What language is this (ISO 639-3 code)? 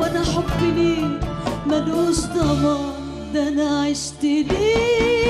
ara